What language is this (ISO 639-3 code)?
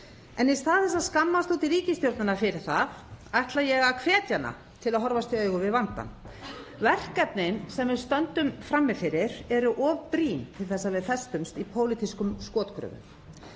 isl